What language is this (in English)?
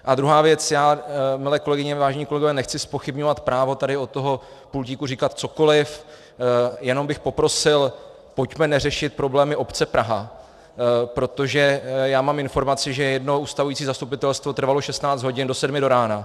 Czech